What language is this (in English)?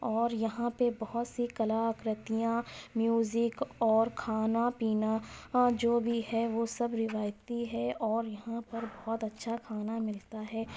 Urdu